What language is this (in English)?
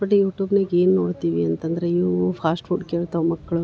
Kannada